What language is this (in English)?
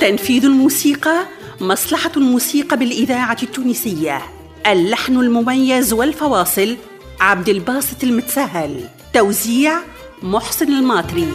Arabic